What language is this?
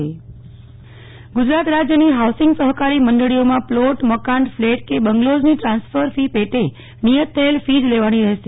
Gujarati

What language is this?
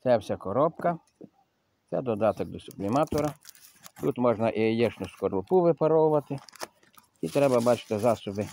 Ukrainian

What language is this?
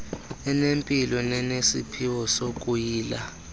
Xhosa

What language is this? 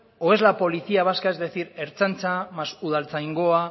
Spanish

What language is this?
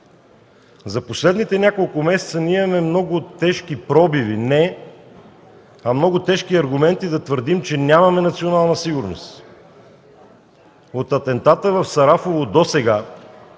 Bulgarian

